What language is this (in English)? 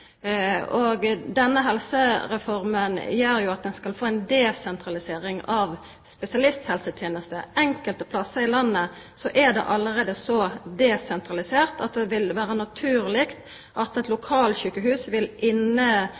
Norwegian Nynorsk